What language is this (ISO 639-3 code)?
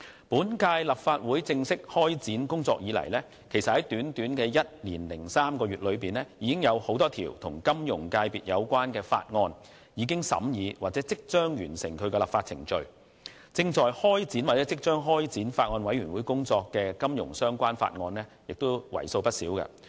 yue